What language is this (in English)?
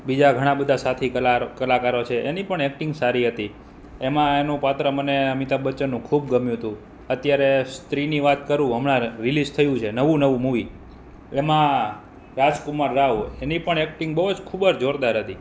Gujarati